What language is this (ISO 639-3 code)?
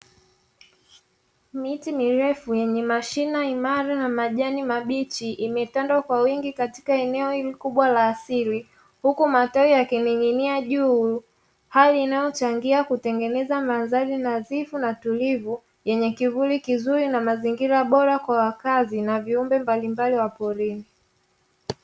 swa